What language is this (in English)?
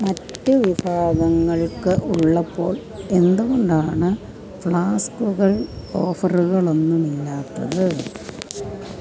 Malayalam